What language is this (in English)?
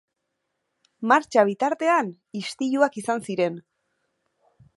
Basque